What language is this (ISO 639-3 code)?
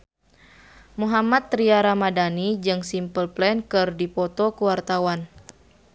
sun